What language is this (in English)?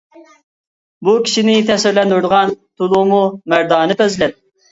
Uyghur